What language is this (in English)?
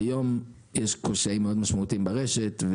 Hebrew